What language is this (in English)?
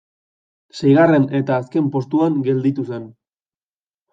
Basque